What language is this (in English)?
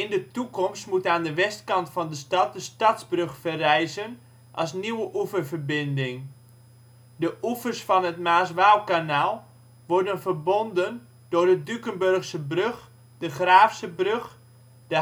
Dutch